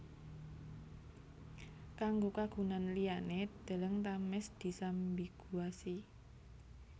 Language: Javanese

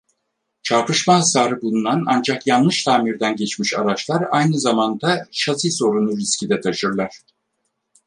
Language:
Turkish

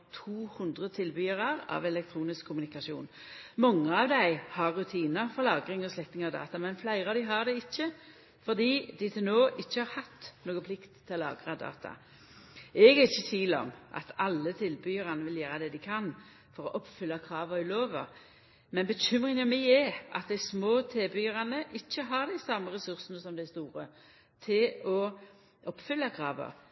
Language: Norwegian Nynorsk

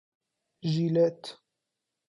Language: Persian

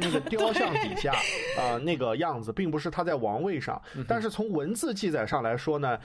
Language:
Chinese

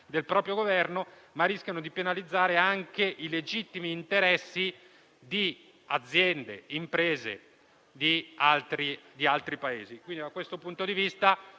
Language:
Italian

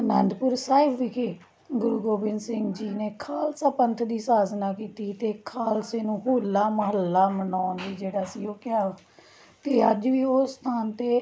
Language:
Punjabi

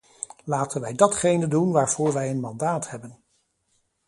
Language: Dutch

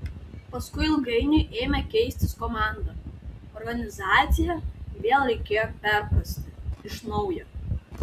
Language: Lithuanian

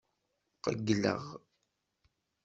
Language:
Kabyle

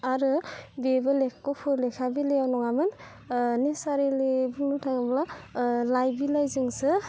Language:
Bodo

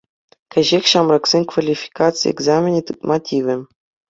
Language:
Chuvash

